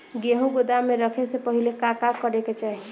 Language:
Bhojpuri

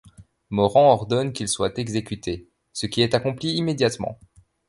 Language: French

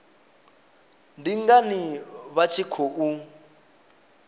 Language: Venda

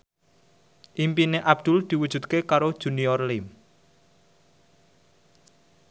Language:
Javanese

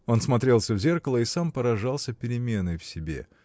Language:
Russian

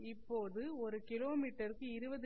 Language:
Tamil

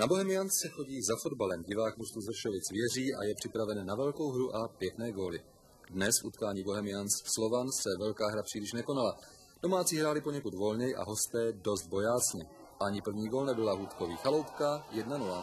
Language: Czech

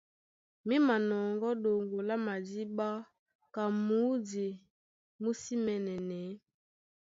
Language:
Duala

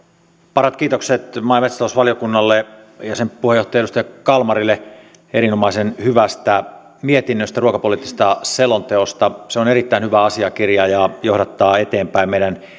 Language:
Finnish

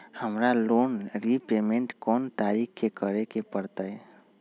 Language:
Magahi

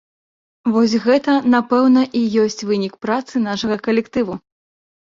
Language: Belarusian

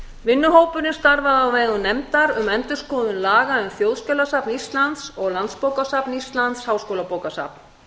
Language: Icelandic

